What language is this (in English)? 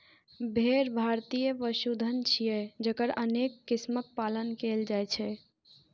Maithili